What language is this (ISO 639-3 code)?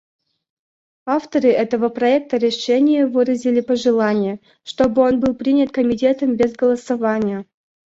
rus